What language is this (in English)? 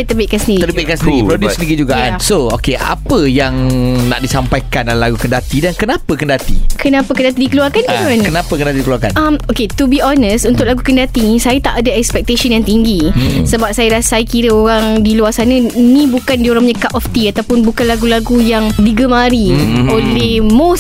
Malay